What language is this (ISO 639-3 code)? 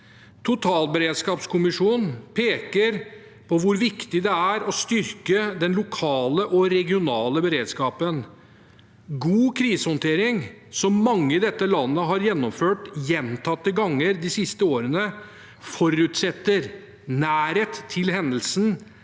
nor